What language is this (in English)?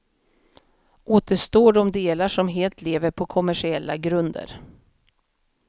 Swedish